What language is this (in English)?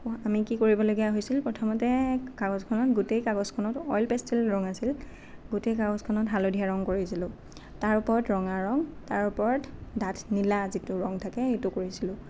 Assamese